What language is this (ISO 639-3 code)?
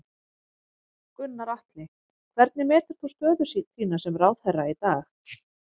isl